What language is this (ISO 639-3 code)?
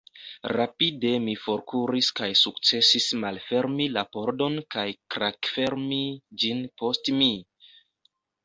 epo